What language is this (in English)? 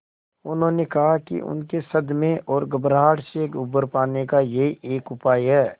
Hindi